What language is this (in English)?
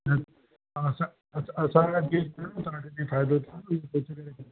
Sindhi